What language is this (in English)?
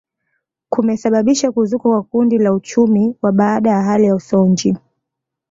Swahili